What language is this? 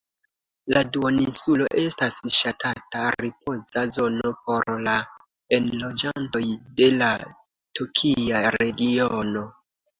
Esperanto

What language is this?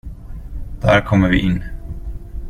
Swedish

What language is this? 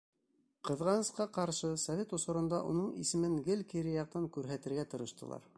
Bashkir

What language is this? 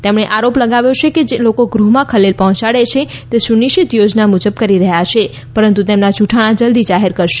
Gujarati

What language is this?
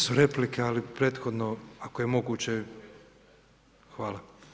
Croatian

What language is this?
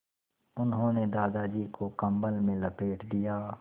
Hindi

